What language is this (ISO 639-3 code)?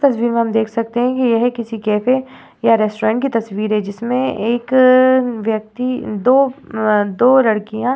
hin